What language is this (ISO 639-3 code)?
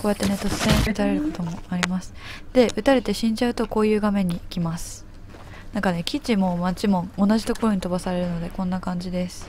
jpn